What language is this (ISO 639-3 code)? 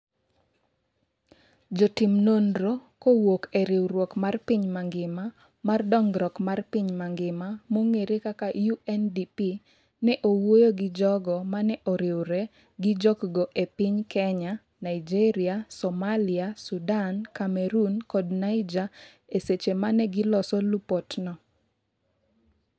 luo